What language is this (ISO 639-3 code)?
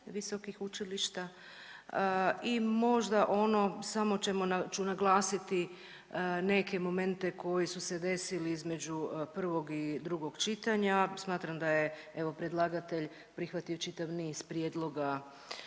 hrv